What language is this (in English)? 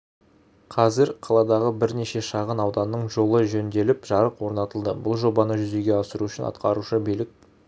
Kazakh